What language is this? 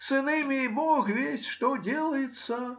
Russian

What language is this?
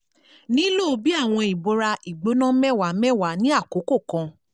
Yoruba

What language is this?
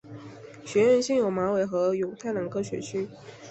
Chinese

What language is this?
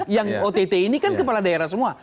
Indonesian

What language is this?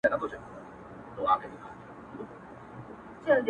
Pashto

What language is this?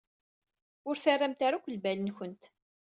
Kabyle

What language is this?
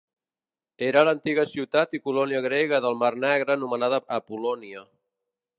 Catalan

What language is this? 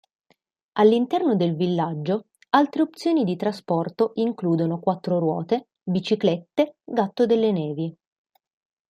Italian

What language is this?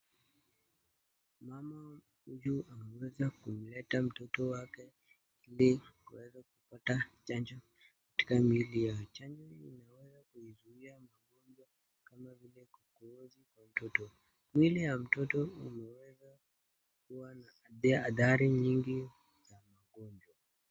Swahili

